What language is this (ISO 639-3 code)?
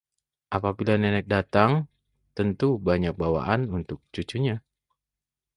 ind